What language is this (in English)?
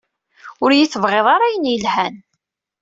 Kabyle